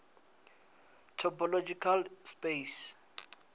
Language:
Venda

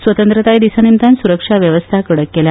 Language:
Konkani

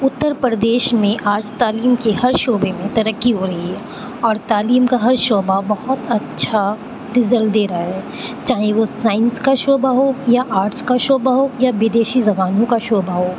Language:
Urdu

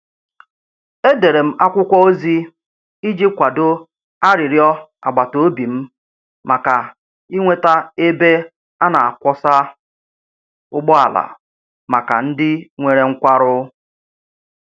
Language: Igbo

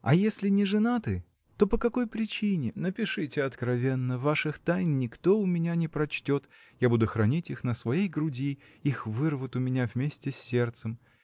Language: Russian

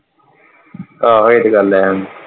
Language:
Punjabi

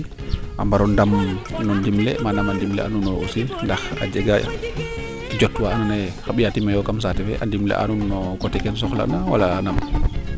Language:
Serer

